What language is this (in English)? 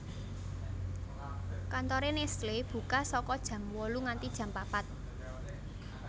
Javanese